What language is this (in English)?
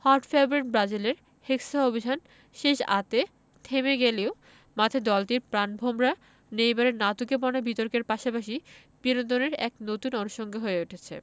Bangla